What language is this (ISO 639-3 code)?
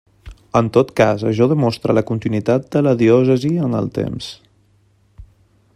cat